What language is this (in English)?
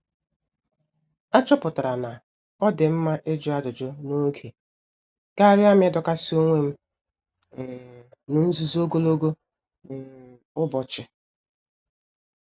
Igbo